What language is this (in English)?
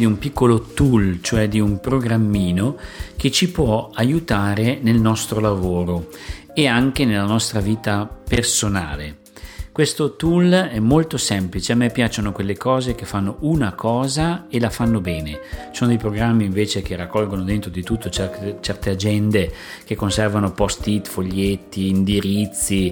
Italian